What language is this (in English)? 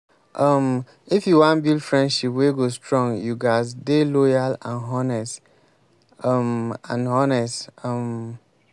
Nigerian Pidgin